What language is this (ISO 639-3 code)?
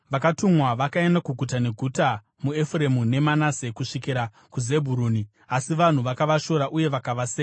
sna